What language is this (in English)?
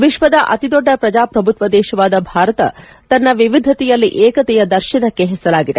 Kannada